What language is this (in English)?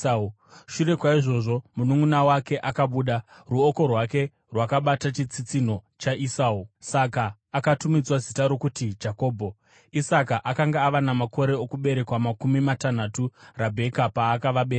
Shona